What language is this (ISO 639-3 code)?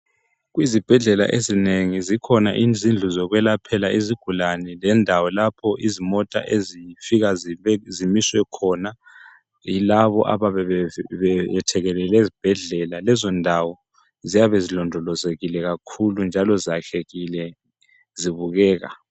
nde